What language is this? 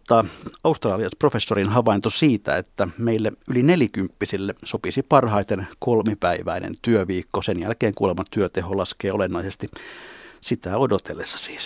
Finnish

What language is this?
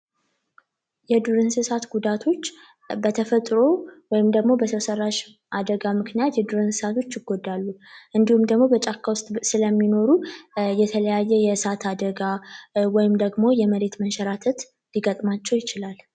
Amharic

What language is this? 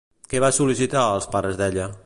Catalan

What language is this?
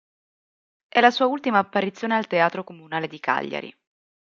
Italian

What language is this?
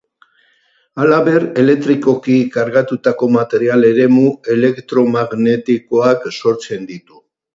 Basque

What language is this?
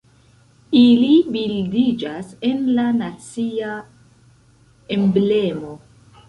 Esperanto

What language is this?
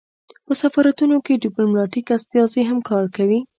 Pashto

